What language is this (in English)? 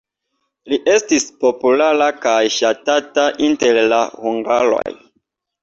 Esperanto